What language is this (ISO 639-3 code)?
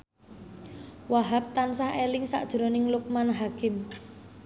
jav